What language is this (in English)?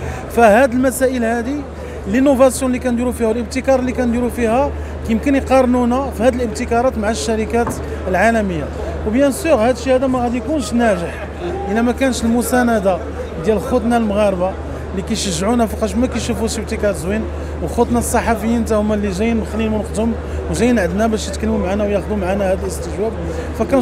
Arabic